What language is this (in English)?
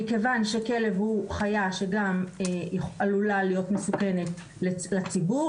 Hebrew